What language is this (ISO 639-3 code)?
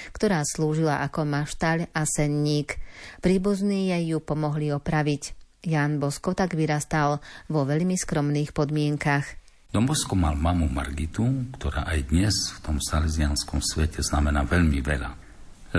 slk